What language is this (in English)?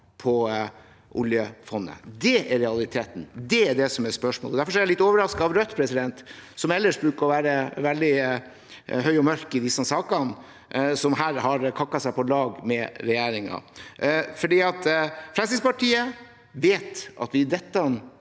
Norwegian